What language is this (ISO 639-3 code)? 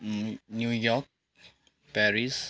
nep